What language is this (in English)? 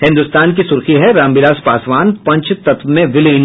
Hindi